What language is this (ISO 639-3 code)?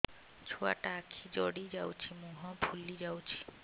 ori